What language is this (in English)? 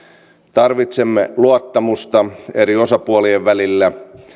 Finnish